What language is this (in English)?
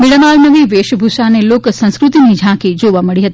Gujarati